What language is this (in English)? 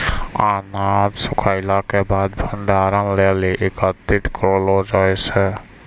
Maithili